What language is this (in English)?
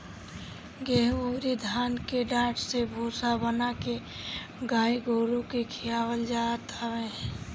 Bhojpuri